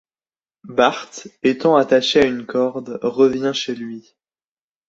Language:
French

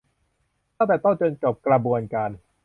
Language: Thai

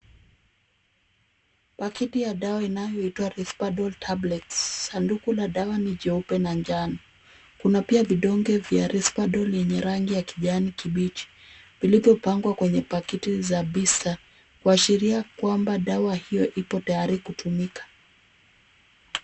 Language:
Swahili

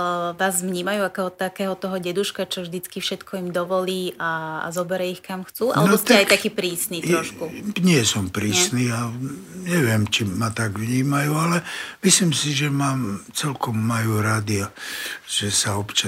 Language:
Slovak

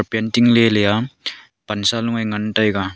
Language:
Wancho Naga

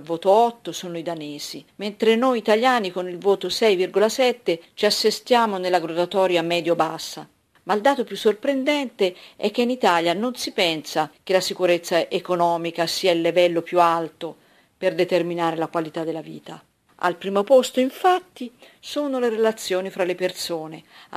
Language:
Italian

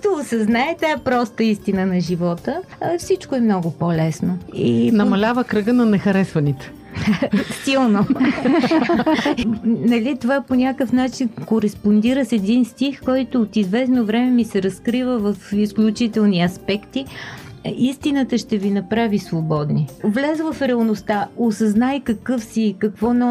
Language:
Bulgarian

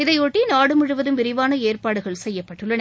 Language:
Tamil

